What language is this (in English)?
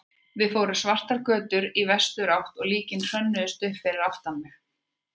Icelandic